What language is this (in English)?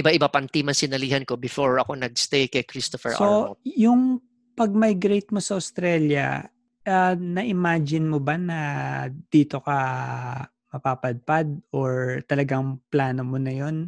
Filipino